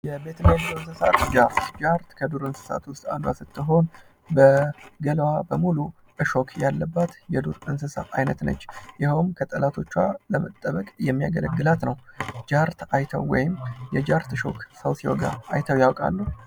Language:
Amharic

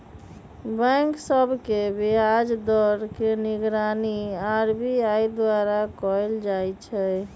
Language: Magahi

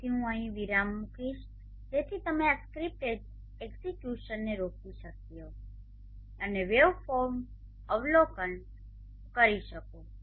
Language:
Gujarati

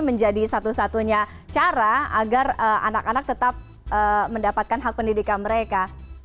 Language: Indonesian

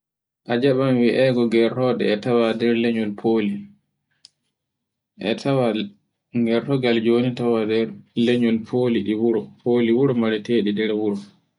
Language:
Borgu Fulfulde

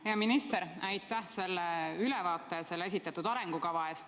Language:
Estonian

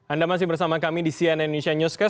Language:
Indonesian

